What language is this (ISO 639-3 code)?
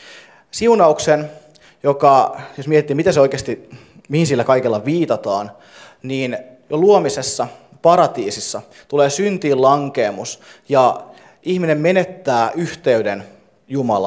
fin